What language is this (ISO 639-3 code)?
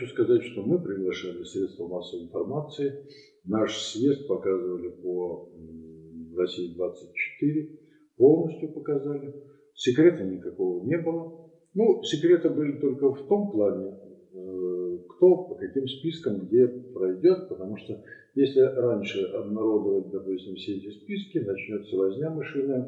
rus